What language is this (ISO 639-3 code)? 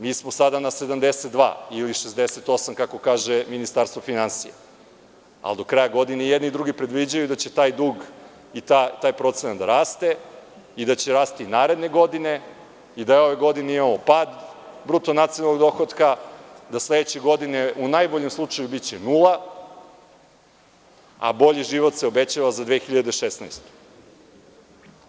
srp